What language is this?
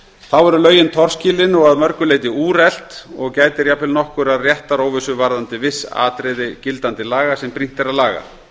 Icelandic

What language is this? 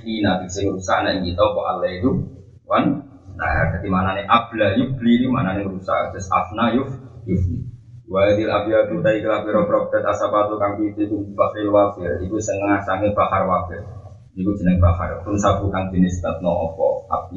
Malay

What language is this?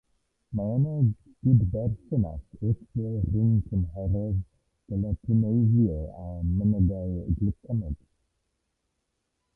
Welsh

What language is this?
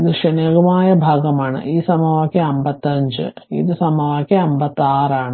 Malayalam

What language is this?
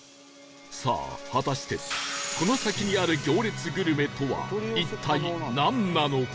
Japanese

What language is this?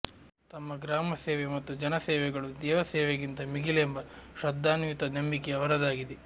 Kannada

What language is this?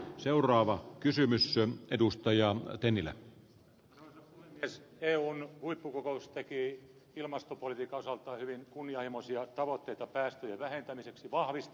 Finnish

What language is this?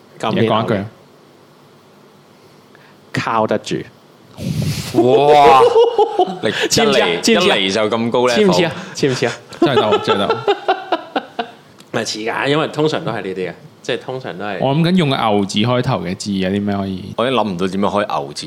Chinese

